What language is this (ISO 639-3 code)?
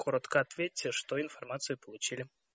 rus